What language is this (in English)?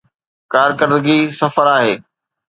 Sindhi